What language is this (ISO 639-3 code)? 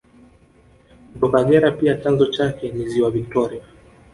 swa